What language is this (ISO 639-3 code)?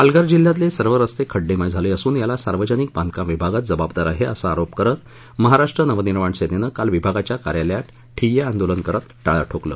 mar